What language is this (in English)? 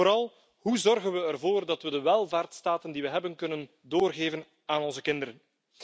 Dutch